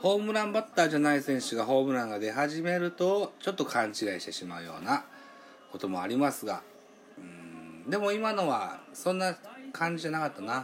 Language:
Japanese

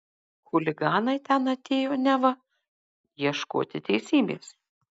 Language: Lithuanian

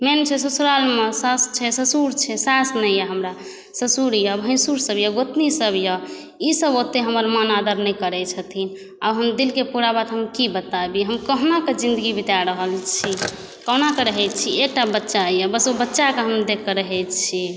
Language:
Maithili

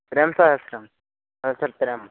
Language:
Sanskrit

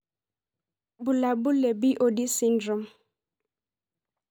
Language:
Masai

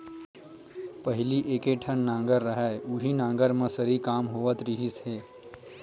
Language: Chhattisgarhi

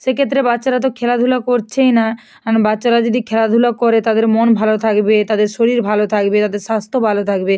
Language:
Bangla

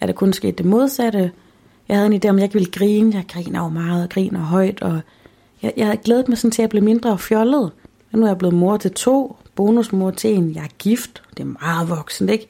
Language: Danish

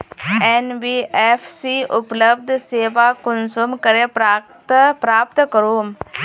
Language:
Magahi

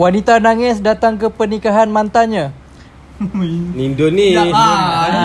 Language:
Malay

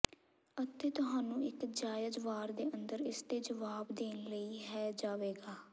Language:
Punjabi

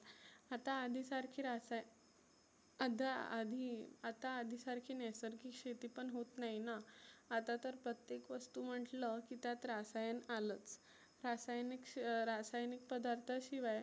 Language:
Marathi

